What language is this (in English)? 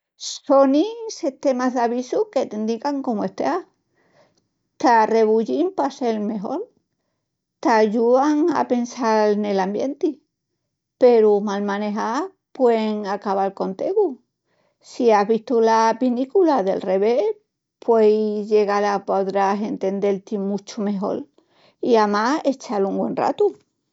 Extremaduran